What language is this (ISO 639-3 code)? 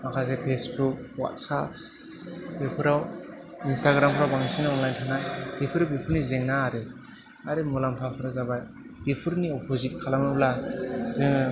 brx